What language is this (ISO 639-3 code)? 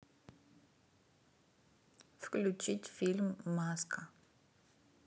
rus